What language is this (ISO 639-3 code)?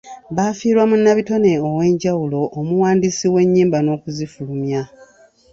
lug